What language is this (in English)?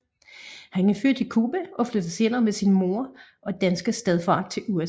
Danish